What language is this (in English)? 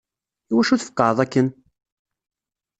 Kabyle